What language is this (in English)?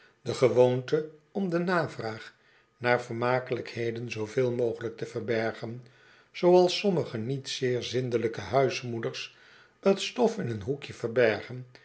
Dutch